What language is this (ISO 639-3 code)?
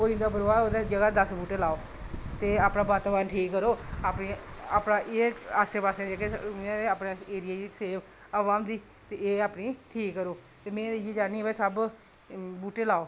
doi